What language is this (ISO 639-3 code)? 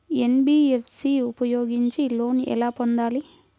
tel